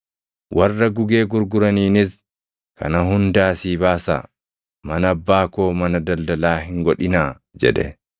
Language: Oromo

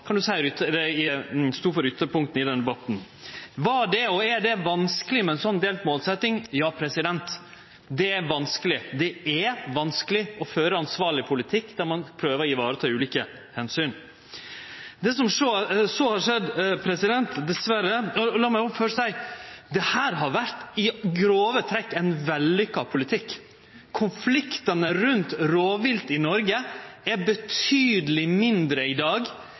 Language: Norwegian Nynorsk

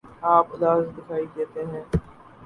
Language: Urdu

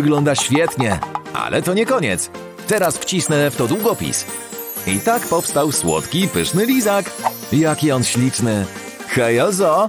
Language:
Polish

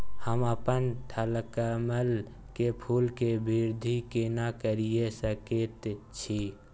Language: Maithili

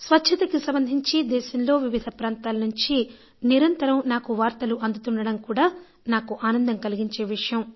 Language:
Telugu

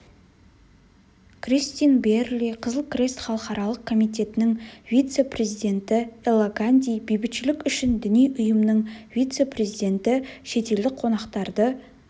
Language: Kazakh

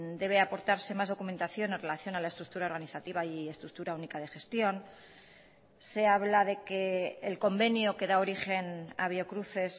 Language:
Spanish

